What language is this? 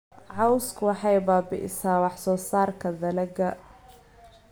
Somali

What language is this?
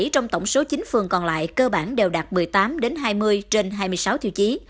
Vietnamese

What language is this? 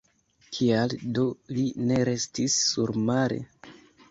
Esperanto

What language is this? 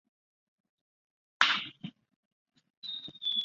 Chinese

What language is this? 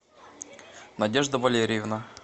Russian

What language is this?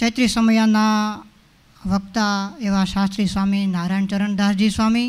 Gujarati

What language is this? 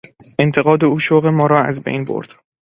Persian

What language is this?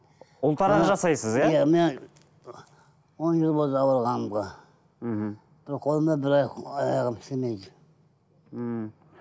Kazakh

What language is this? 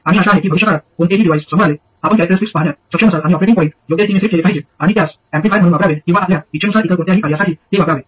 Marathi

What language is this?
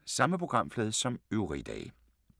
Danish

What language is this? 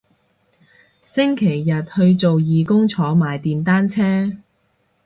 Cantonese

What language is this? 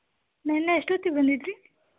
Kannada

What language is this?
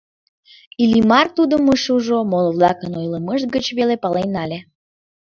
Mari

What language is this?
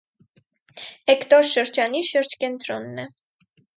Armenian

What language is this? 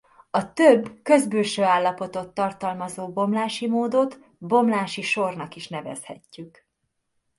Hungarian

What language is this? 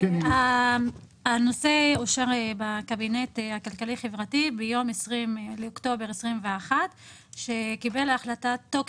Hebrew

